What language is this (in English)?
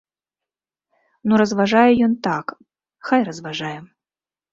Belarusian